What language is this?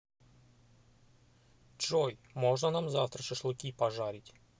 Russian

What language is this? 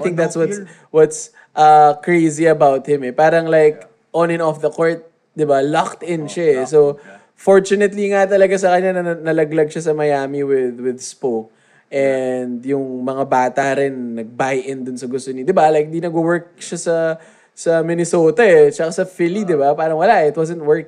Filipino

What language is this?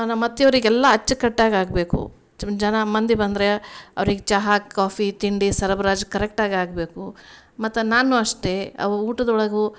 Kannada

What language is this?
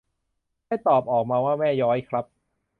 Thai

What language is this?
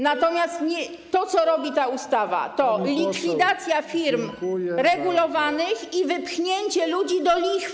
Polish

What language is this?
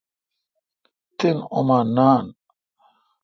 Kalkoti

